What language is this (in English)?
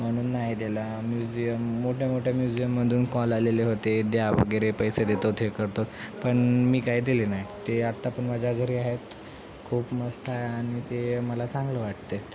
Marathi